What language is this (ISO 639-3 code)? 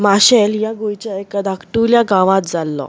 kok